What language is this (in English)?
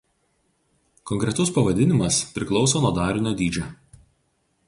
Lithuanian